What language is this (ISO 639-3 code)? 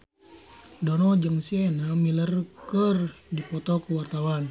sun